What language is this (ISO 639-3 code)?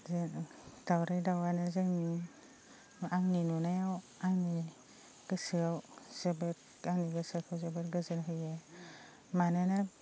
brx